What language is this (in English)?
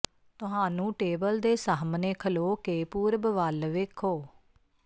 Punjabi